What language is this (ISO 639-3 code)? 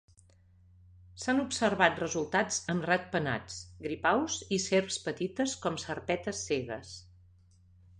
cat